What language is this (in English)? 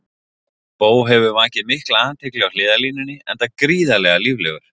Icelandic